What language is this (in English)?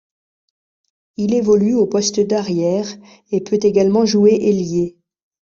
French